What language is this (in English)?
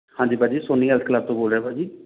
Punjabi